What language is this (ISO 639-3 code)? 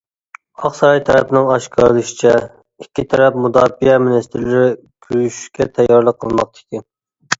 uig